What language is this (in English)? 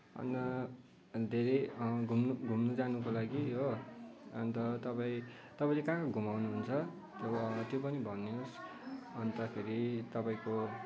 Nepali